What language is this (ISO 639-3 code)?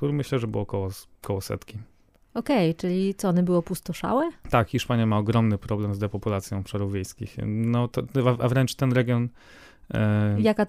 pol